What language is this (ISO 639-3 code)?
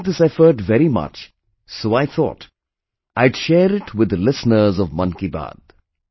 eng